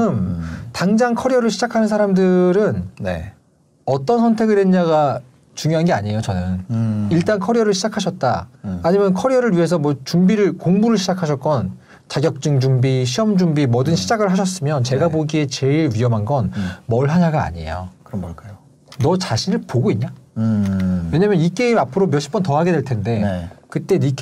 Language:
Korean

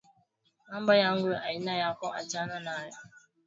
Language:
Swahili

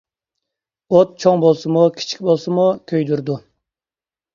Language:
Uyghur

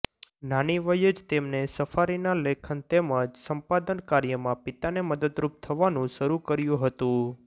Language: Gujarati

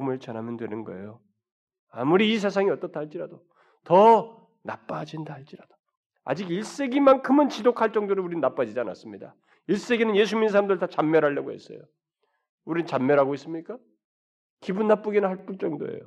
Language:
Korean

